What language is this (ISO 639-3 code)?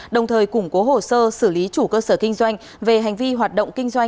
vie